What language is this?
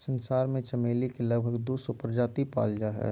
Magahi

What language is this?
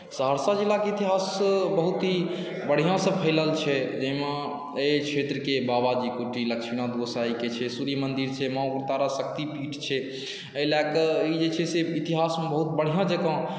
Maithili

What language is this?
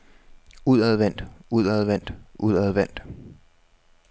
Danish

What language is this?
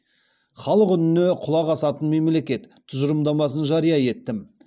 Kazakh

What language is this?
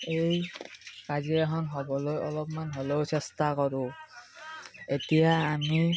Assamese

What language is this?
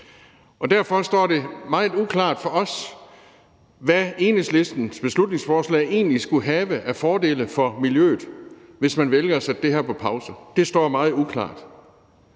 Danish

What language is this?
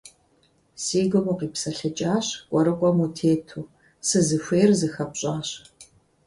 Kabardian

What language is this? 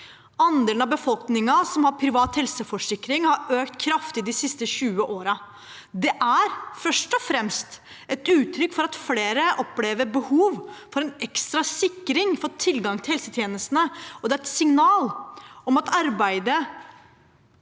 Norwegian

